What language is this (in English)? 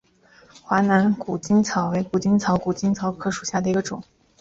Chinese